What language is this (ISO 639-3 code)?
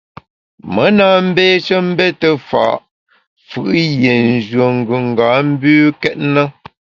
bax